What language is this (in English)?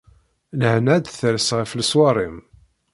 Kabyle